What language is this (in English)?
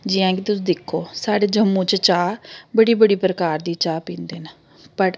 Dogri